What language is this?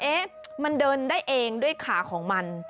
Thai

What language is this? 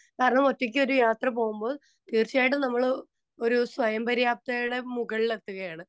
Malayalam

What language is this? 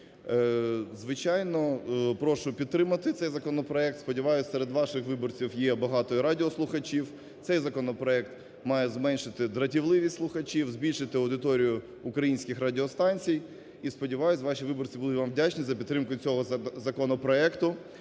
Ukrainian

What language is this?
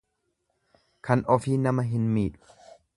Oromo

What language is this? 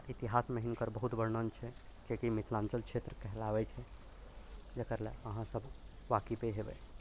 Maithili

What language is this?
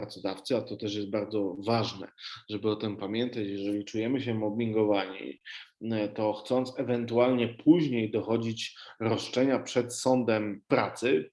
Polish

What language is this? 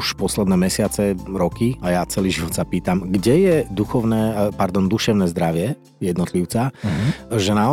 Slovak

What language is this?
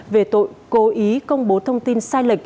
Vietnamese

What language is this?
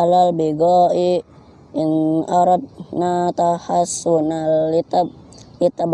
Indonesian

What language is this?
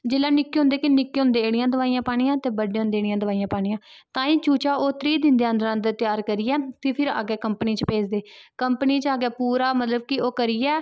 Dogri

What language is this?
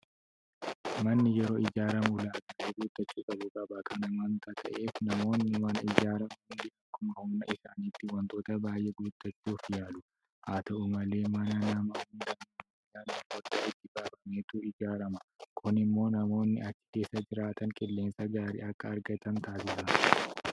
Oromo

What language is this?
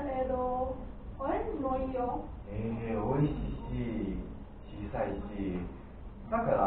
Japanese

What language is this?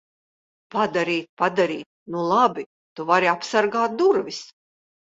Latvian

